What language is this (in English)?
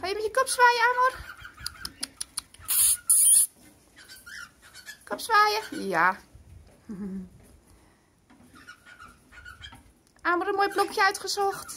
Dutch